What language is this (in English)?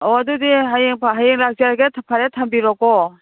Manipuri